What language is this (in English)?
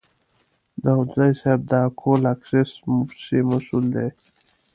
Pashto